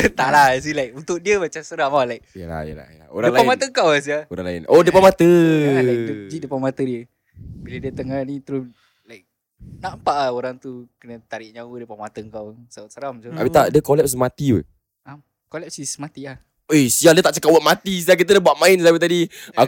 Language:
Malay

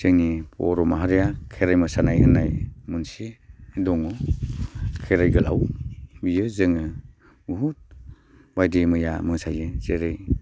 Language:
Bodo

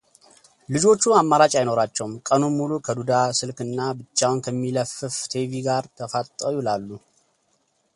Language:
Amharic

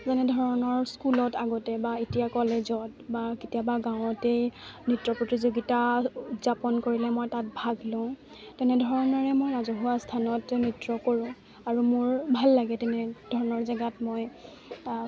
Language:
Assamese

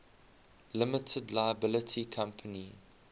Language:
English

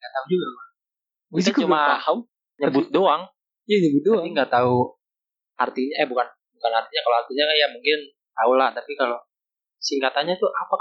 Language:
Indonesian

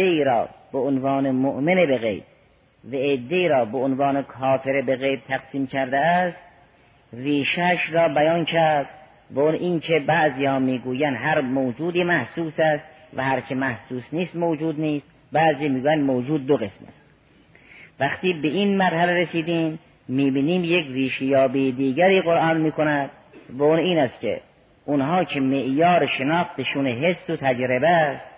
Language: Persian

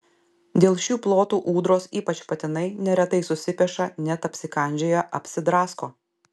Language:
Lithuanian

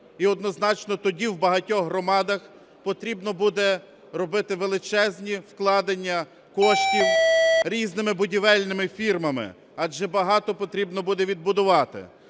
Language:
Ukrainian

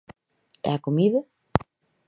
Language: Galician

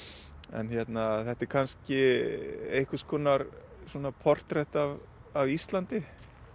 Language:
Icelandic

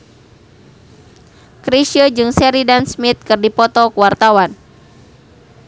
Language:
Sundanese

